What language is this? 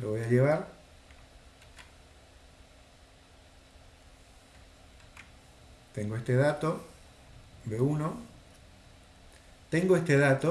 Spanish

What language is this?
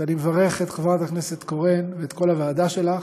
Hebrew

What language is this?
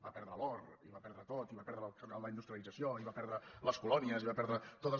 Catalan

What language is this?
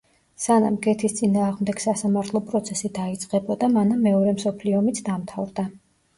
Georgian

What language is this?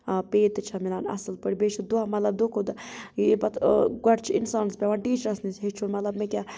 Kashmiri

